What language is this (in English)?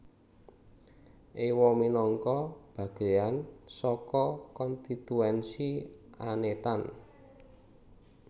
Javanese